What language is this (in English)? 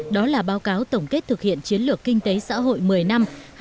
Vietnamese